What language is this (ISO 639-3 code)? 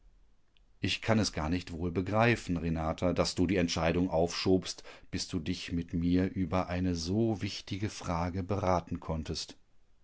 deu